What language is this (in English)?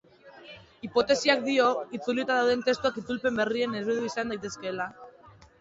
Basque